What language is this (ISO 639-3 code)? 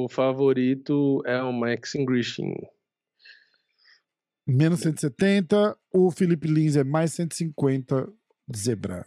por